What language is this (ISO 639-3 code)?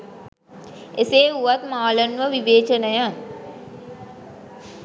sin